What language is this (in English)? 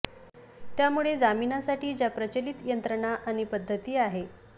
Marathi